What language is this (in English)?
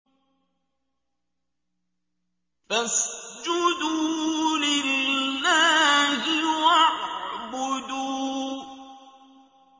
Arabic